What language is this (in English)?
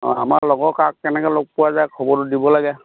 Assamese